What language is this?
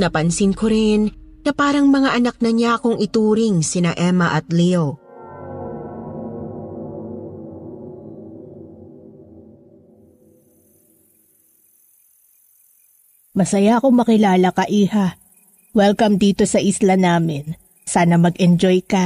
Filipino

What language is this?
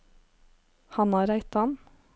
Norwegian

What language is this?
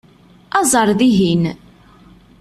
Kabyle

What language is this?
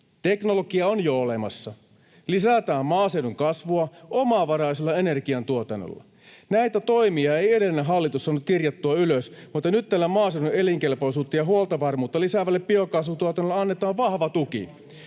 Finnish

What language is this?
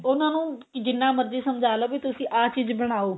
Punjabi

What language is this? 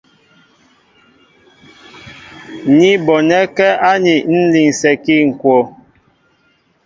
Mbo (Cameroon)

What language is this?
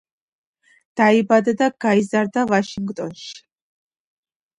Georgian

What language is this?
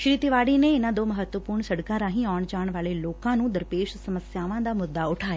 Punjabi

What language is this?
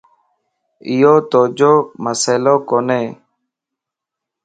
Lasi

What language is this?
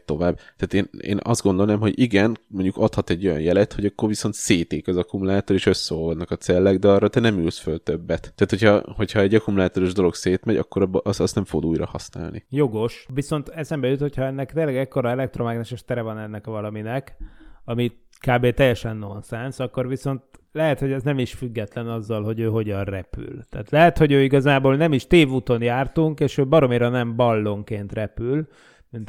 Hungarian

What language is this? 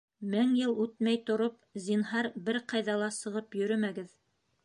Bashkir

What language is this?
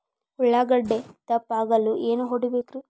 Kannada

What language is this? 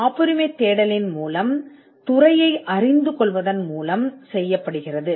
Tamil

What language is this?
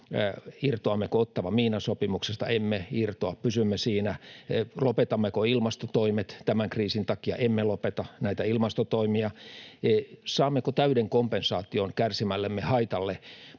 Finnish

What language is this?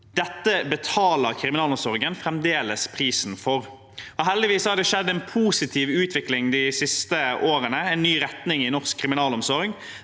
Norwegian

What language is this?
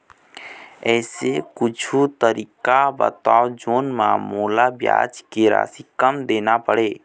Chhattisgarhi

